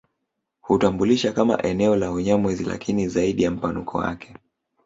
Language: Swahili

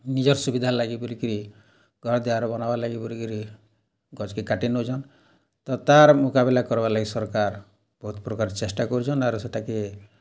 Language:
Odia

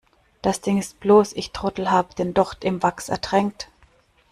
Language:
German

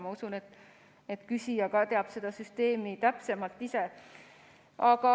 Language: Estonian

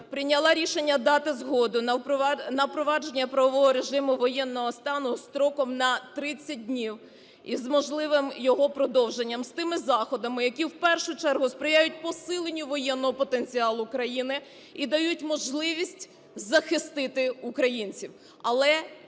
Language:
Ukrainian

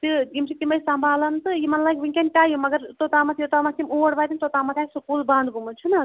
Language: Kashmiri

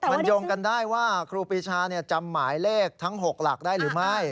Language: Thai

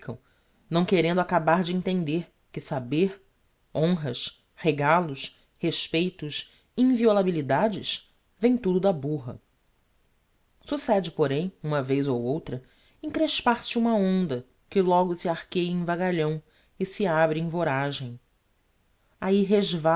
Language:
Portuguese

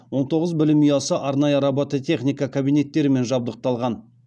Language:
Kazakh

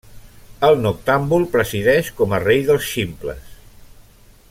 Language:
Catalan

